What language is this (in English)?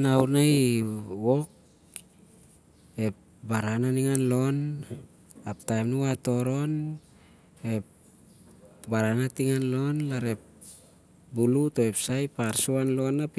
Siar-Lak